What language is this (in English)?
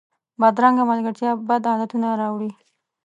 Pashto